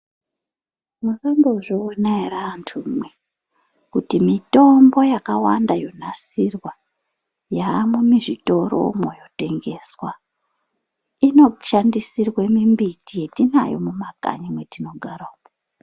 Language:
Ndau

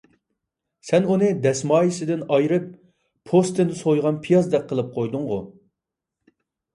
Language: Uyghur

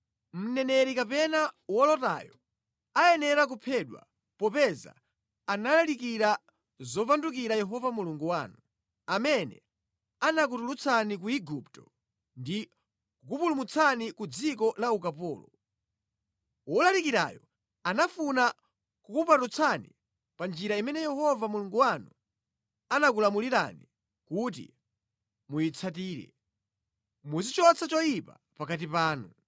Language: Nyanja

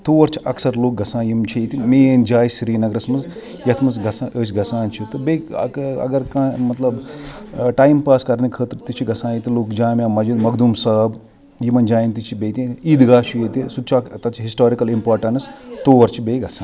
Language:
Kashmiri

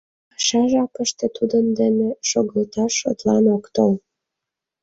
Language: Mari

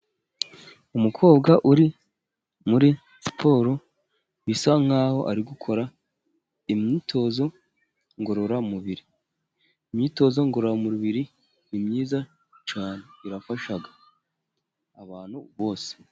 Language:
Kinyarwanda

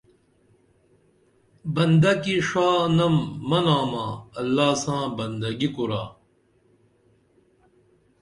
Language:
Dameli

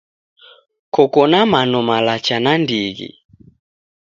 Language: Taita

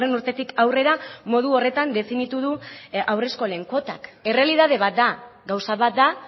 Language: Basque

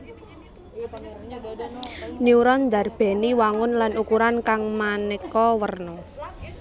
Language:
Javanese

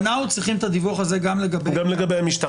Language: Hebrew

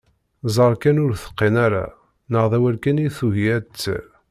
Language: Kabyle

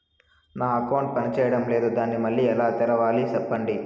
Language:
Telugu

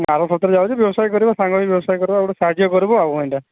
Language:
Odia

